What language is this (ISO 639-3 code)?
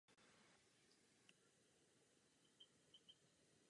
ces